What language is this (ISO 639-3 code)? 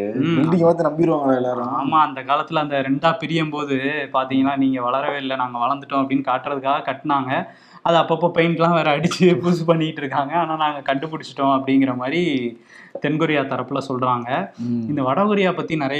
tam